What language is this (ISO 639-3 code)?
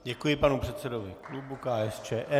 ces